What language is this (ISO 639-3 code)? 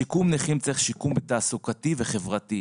heb